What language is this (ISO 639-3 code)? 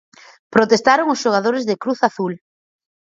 glg